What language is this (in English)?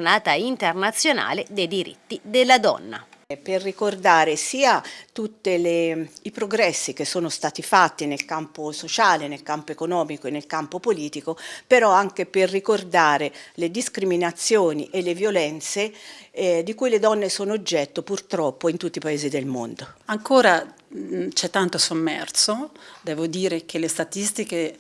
Italian